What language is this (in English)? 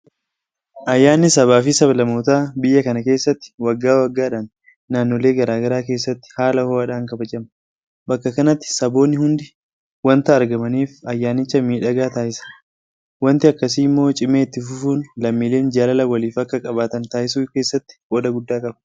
Oromo